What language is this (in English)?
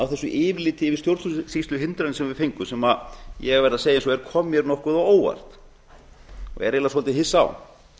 Icelandic